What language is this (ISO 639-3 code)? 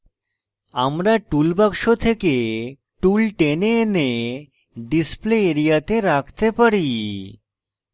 ben